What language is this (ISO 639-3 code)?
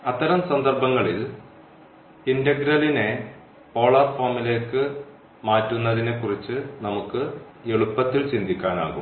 mal